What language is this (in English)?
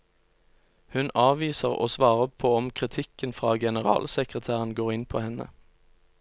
Norwegian